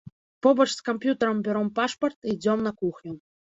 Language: Belarusian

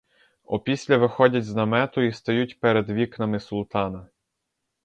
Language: Ukrainian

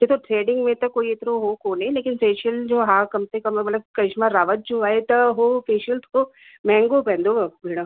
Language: Sindhi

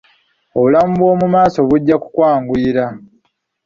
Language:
Ganda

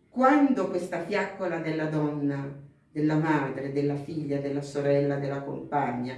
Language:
Italian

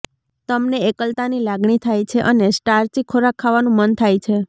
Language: Gujarati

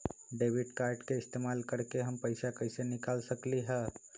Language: Magahi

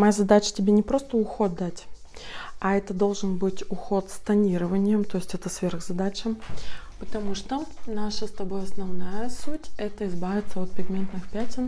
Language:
Russian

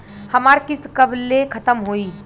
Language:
Bhojpuri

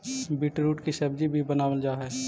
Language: Magahi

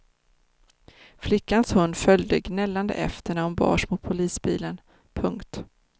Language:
Swedish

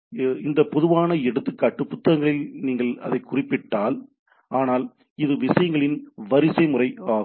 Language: Tamil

